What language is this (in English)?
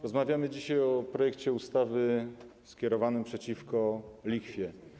Polish